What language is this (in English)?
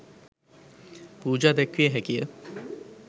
Sinhala